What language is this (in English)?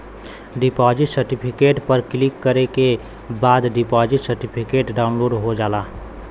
Bhojpuri